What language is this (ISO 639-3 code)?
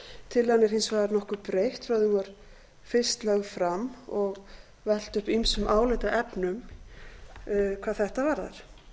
isl